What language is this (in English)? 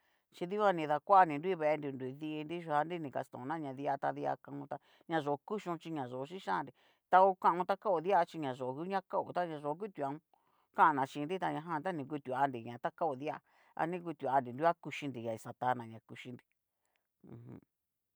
Cacaloxtepec Mixtec